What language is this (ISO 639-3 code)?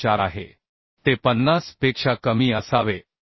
mar